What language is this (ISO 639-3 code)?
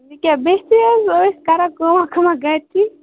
kas